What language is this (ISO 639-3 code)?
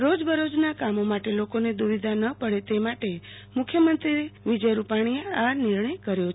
guj